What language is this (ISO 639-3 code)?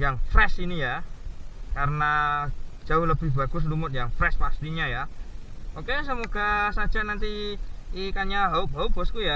ind